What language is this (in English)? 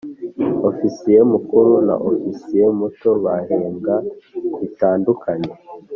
Kinyarwanda